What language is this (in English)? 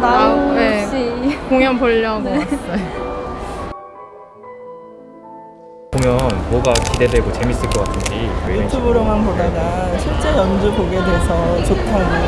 Korean